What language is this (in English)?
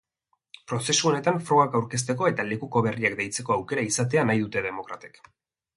Basque